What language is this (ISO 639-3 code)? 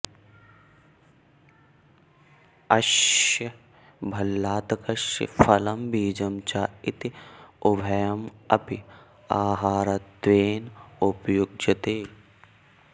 san